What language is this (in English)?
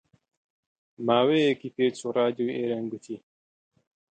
Central Kurdish